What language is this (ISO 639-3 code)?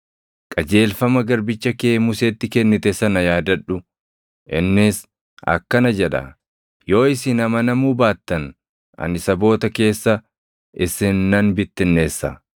orm